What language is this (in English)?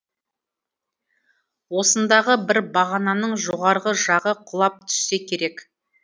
Kazakh